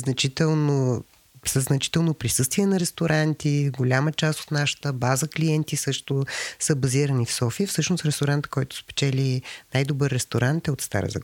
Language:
Bulgarian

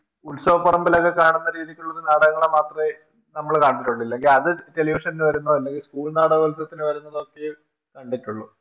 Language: Malayalam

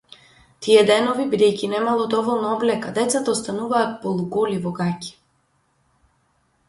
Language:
Macedonian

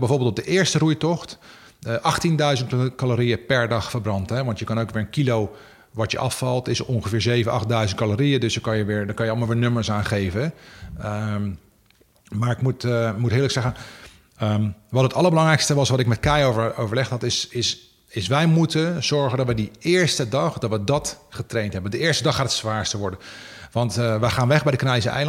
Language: Dutch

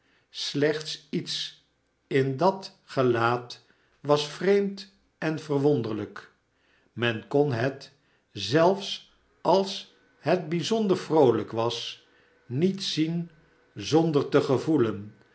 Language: Dutch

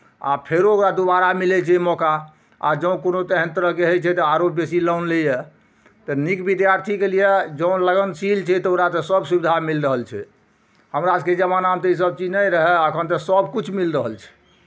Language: Maithili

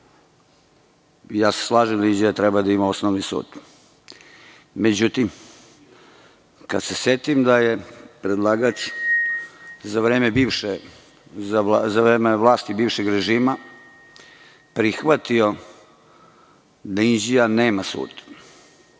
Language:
Serbian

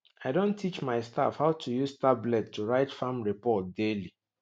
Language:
Nigerian Pidgin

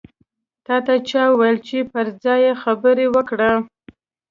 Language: Pashto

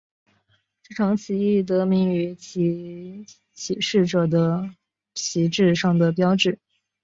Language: Chinese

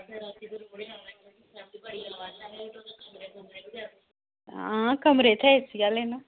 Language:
Dogri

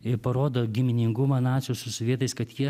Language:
Lithuanian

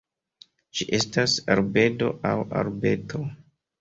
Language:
Esperanto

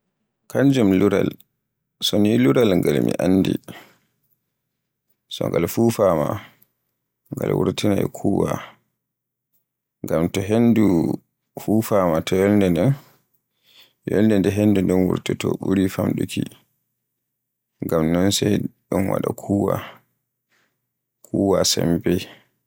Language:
Borgu Fulfulde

